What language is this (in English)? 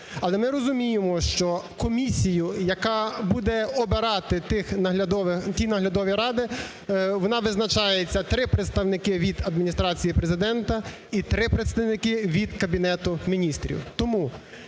Ukrainian